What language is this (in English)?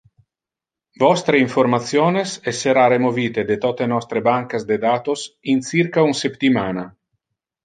Interlingua